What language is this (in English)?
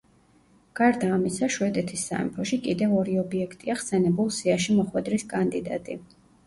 Georgian